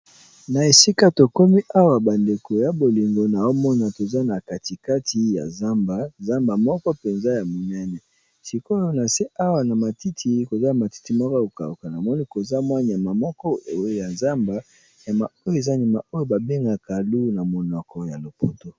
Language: Lingala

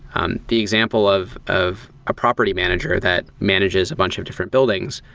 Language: English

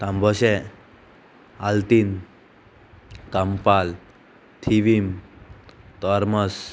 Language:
Konkani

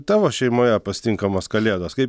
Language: Lithuanian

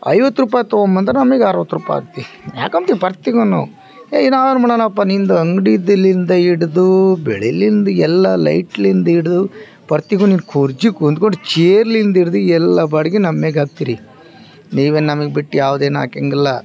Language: Kannada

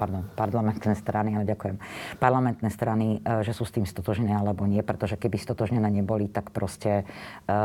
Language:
Slovak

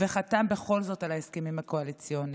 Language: Hebrew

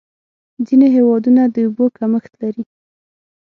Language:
Pashto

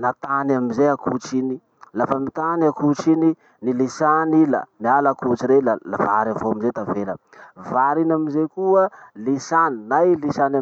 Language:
Masikoro Malagasy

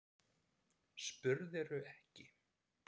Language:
Icelandic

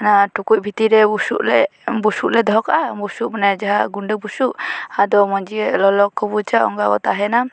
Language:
Santali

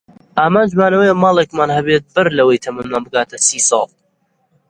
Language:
Central Kurdish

